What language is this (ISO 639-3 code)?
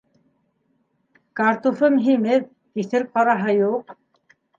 bak